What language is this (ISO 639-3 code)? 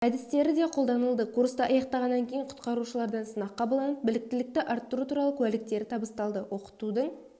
kaz